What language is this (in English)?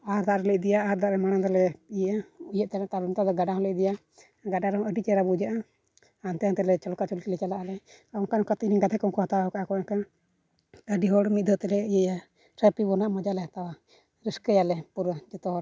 Santali